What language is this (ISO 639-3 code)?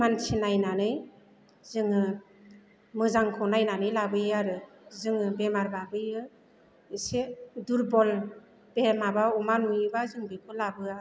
brx